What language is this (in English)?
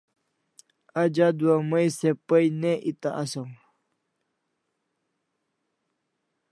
Kalasha